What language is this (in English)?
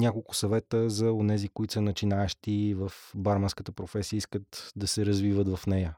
Bulgarian